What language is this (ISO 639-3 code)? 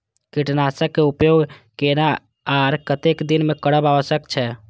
mai